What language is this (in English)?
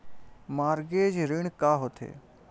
Chhattisgarhi